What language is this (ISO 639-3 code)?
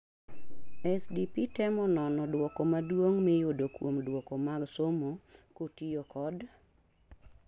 luo